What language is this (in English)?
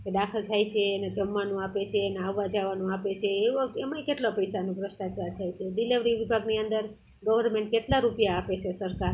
Gujarati